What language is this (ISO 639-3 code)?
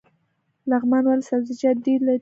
pus